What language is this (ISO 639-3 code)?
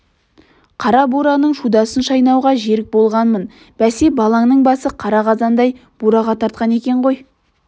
kaz